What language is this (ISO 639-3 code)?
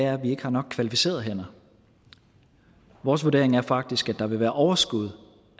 dan